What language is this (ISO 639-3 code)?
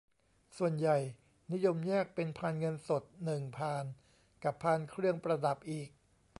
tha